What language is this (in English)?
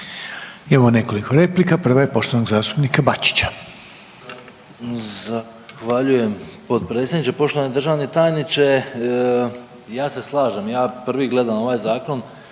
Croatian